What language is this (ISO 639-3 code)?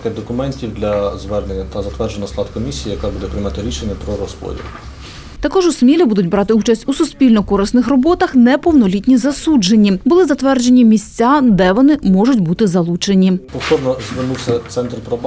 ukr